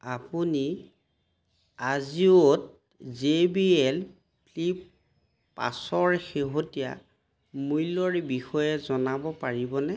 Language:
Assamese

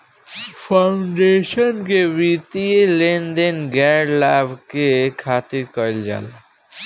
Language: Bhojpuri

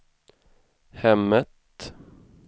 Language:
Swedish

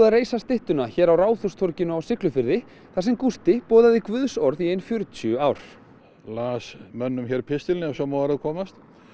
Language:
Icelandic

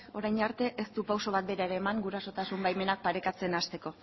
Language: Basque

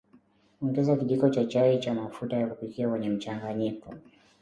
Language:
Swahili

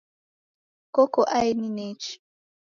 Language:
Taita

